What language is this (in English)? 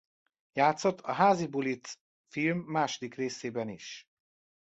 Hungarian